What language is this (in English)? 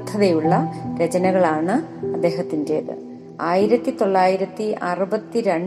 Malayalam